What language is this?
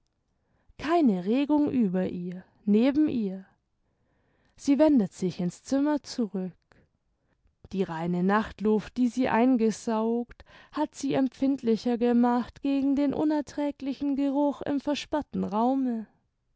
German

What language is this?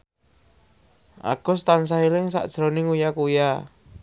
Javanese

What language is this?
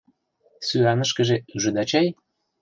Mari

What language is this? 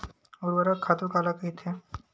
Chhattisgarhi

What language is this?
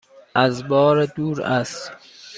Persian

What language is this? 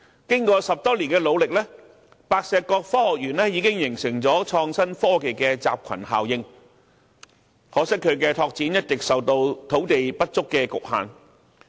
Cantonese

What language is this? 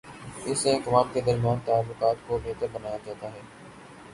Urdu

